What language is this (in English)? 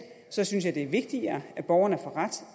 Danish